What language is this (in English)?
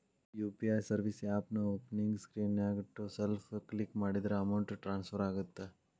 Kannada